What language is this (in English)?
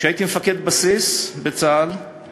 Hebrew